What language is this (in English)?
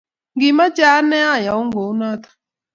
Kalenjin